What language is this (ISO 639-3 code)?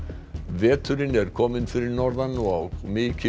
isl